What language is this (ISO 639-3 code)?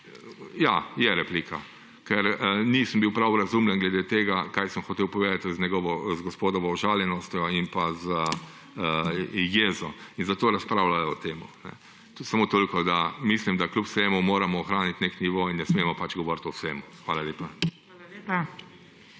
slv